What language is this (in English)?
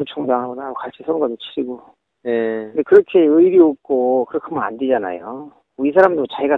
Korean